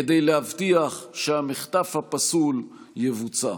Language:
Hebrew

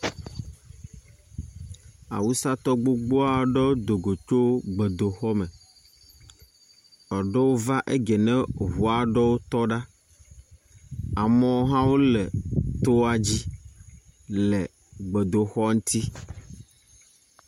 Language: Ewe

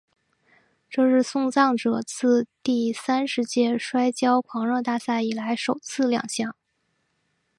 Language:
Chinese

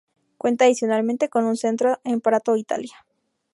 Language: Spanish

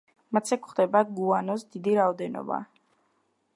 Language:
Georgian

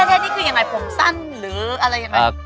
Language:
Thai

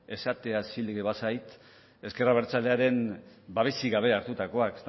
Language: Basque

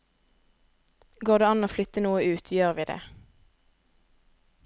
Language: Norwegian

